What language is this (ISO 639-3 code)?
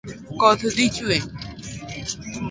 luo